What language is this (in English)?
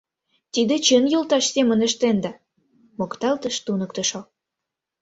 Mari